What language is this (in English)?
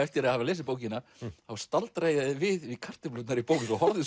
Icelandic